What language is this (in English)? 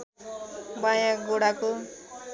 Nepali